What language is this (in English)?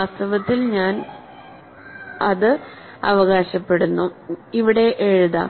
Malayalam